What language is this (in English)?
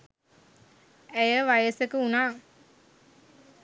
Sinhala